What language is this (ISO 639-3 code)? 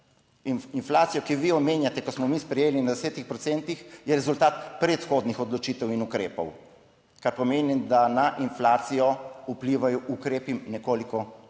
slv